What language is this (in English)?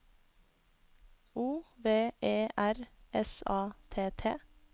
Norwegian